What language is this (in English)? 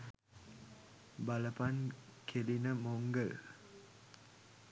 Sinhala